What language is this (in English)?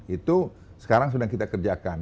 Indonesian